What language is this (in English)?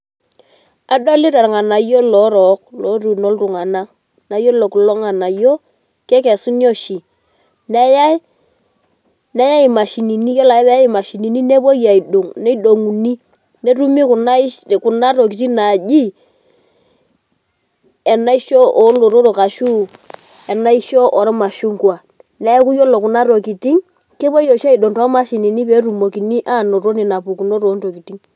Masai